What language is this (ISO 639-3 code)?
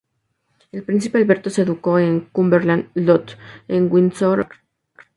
spa